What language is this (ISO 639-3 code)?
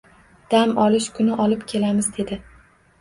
uzb